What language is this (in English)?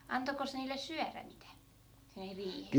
Finnish